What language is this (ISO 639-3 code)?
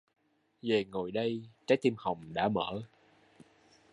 vie